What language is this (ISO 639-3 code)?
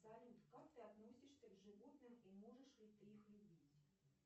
rus